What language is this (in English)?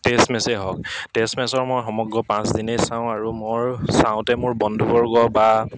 Assamese